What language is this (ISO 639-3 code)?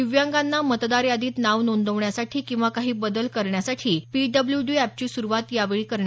mar